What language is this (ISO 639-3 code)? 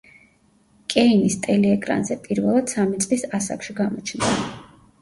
kat